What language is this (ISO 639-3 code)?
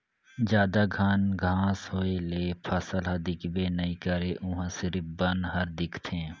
hne